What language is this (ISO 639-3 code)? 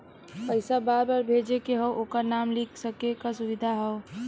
bho